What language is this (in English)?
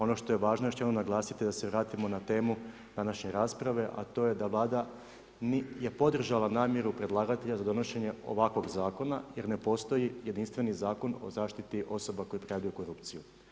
Croatian